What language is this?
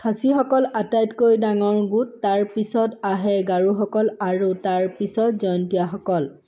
Assamese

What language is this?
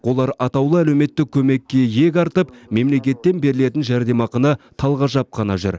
Kazakh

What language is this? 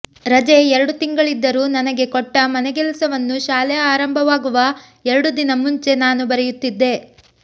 Kannada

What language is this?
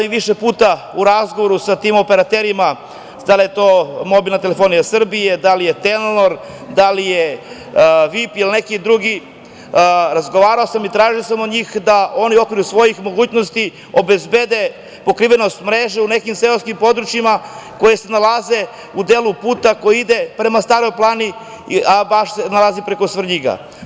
Serbian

